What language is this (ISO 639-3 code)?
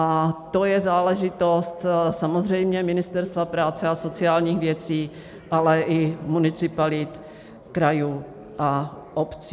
ces